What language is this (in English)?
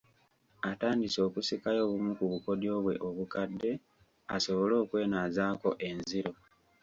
Ganda